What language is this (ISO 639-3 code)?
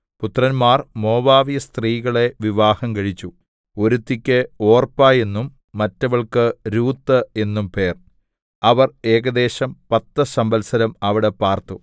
mal